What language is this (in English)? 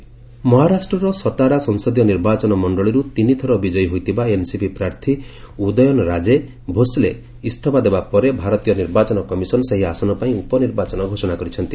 Odia